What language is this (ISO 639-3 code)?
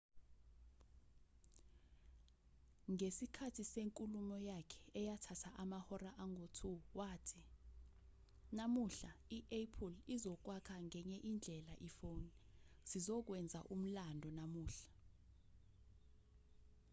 zul